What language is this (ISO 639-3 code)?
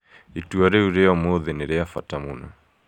kik